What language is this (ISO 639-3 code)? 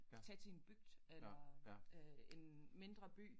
dan